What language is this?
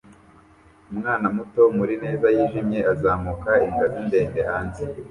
Kinyarwanda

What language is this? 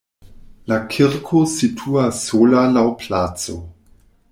Esperanto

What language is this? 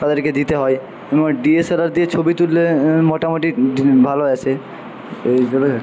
Bangla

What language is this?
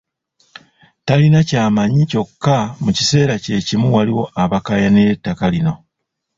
Ganda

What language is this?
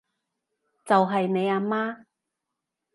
Cantonese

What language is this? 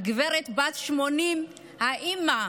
Hebrew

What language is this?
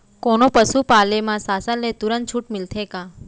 Chhattisgarhi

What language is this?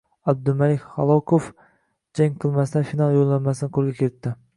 Uzbek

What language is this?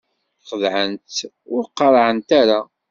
Kabyle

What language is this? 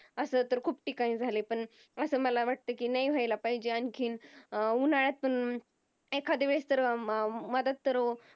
Marathi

